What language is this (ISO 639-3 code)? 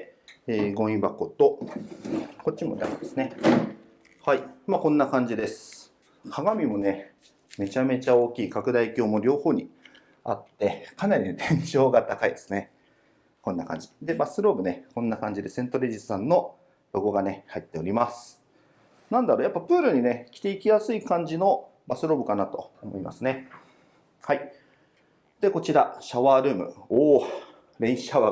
jpn